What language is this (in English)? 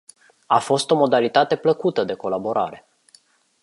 Romanian